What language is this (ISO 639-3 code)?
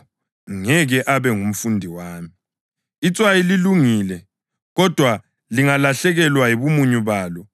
nde